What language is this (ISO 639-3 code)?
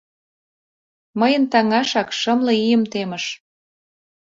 chm